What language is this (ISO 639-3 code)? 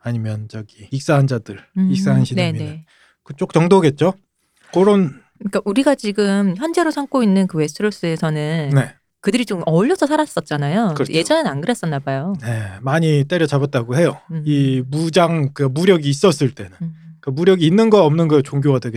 kor